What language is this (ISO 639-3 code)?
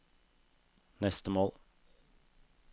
nor